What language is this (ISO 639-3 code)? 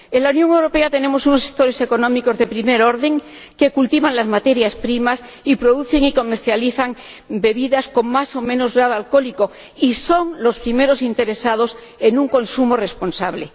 spa